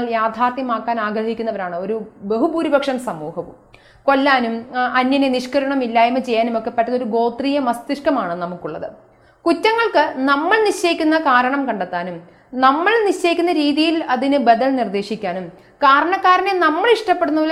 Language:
Malayalam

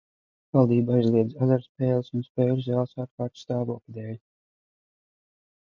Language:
Latvian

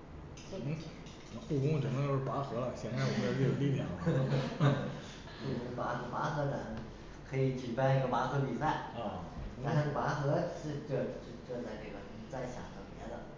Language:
Chinese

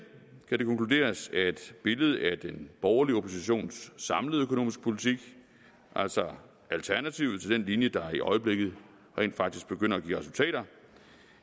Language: Danish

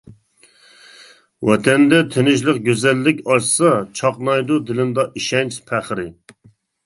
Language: Uyghur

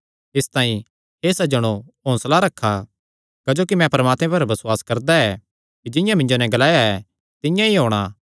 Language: Kangri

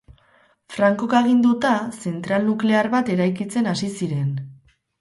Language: Basque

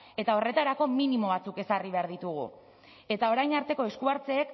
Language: Basque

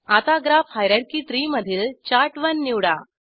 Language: Marathi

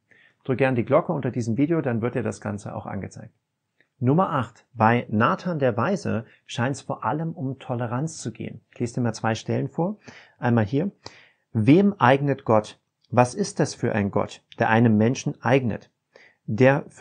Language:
German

